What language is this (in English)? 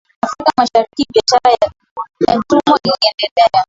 Swahili